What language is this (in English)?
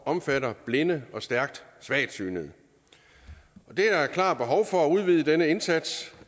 Danish